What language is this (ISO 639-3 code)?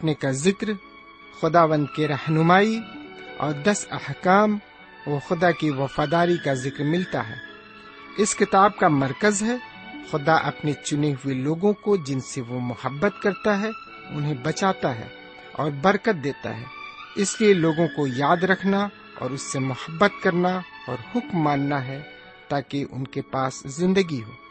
urd